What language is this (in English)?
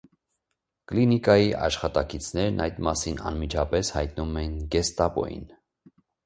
Armenian